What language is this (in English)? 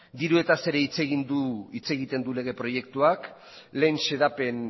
Basque